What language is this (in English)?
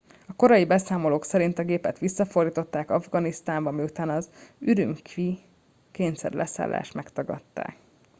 Hungarian